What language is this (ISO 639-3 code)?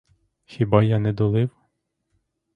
ukr